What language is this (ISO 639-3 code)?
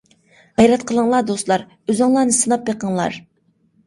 uig